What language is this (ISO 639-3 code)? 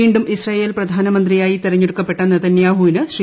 mal